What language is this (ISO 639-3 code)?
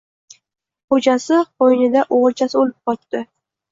uzb